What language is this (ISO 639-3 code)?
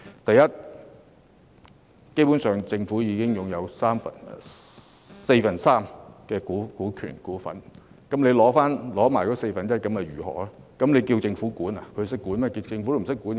yue